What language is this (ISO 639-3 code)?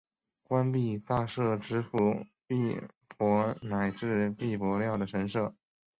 zho